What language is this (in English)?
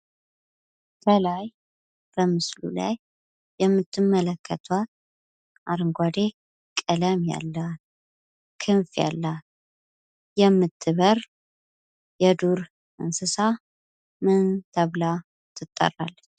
Amharic